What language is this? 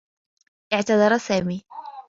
Arabic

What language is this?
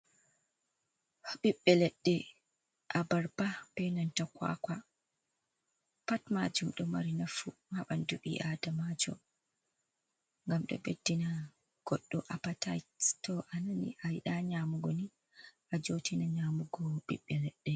Fula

